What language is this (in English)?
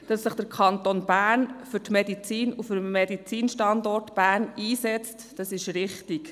Swiss German